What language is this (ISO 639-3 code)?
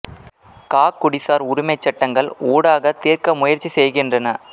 tam